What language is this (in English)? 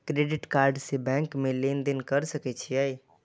Maithili